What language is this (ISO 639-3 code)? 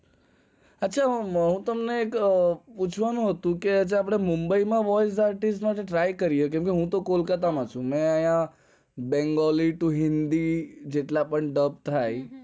guj